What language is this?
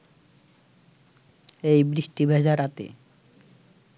Bangla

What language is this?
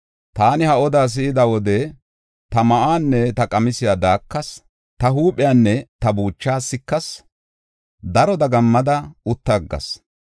Gofa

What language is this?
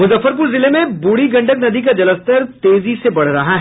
Hindi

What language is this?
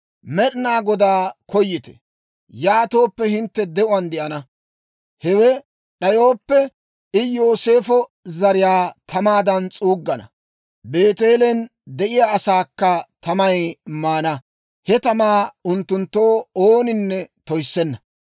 Dawro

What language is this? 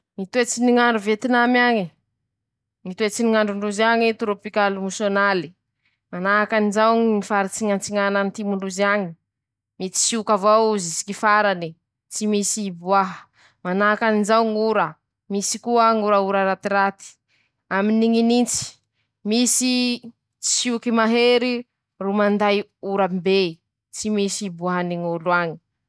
Masikoro Malagasy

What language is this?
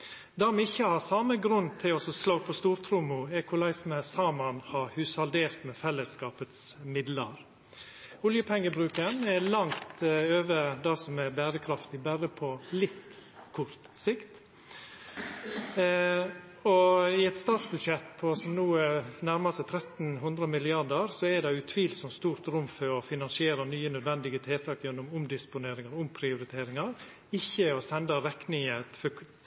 Norwegian Nynorsk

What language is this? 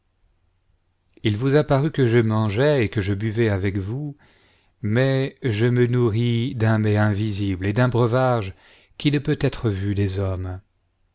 French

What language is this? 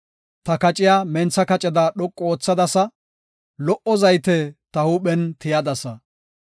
Gofa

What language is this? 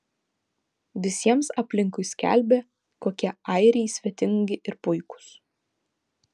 Lithuanian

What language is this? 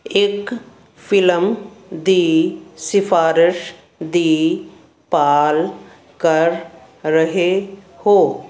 Punjabi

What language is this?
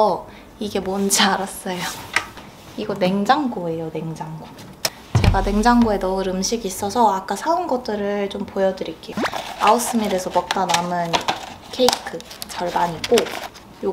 Korean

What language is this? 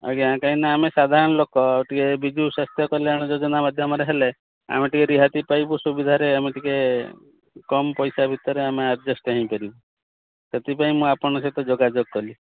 Odia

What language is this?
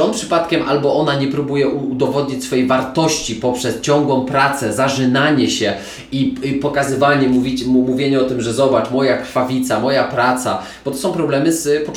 Polish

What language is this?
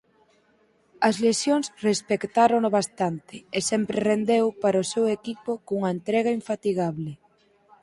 Galician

